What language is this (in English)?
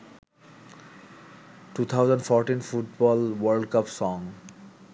Bangla